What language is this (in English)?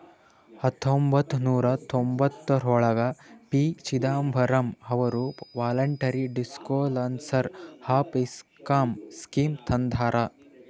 Kannada